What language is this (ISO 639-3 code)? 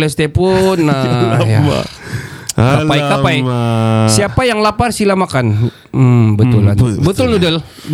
msa